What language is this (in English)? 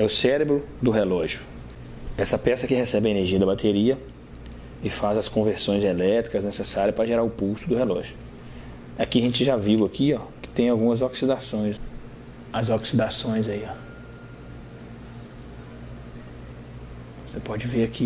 Portuguese